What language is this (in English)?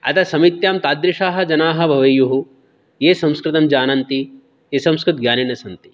Sanskrit